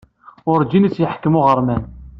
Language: Kabyle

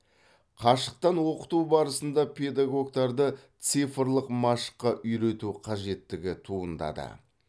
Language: Kazakh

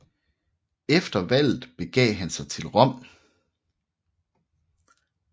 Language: Danish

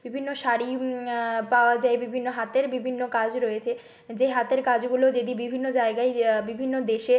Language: Bangla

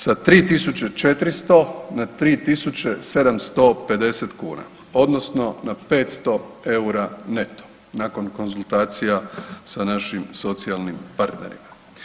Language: Croatian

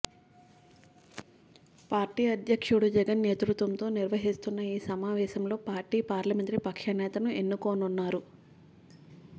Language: Telugu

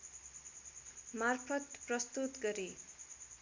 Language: Nepali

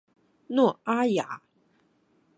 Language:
Chinese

